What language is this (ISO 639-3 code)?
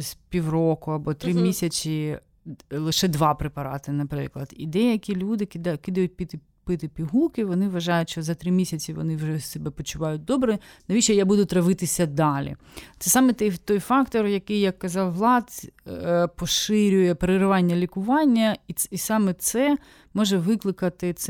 ukr